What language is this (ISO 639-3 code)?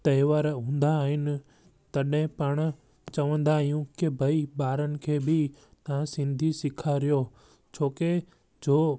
snd